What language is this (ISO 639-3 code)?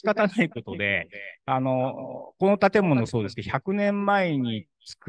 jpn